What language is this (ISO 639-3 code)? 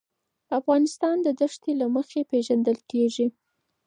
pus